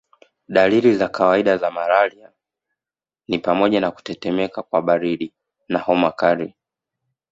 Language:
Swahili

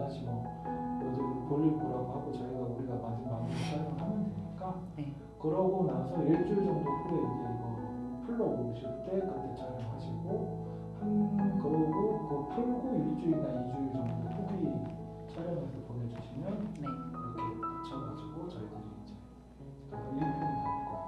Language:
Korean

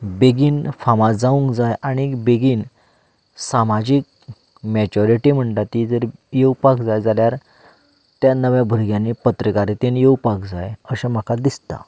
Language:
Konkani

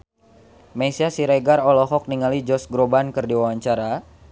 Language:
Sundanese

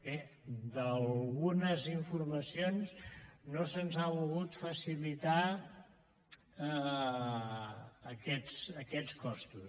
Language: Catalan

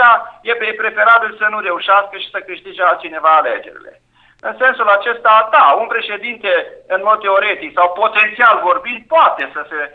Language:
Romanian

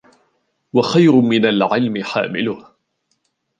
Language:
Arabic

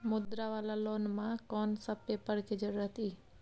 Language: Maithili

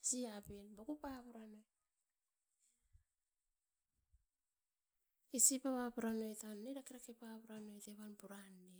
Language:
Askopan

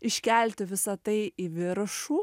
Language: Lithuanian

